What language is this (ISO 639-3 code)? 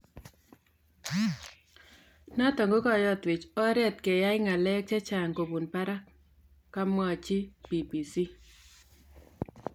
kln